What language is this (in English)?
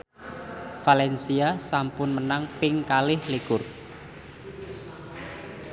Javanese